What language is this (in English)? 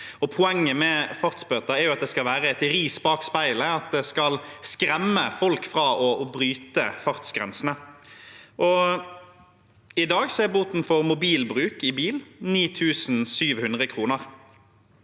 Norwegian